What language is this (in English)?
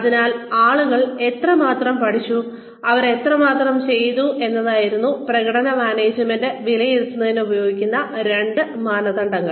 Malayalam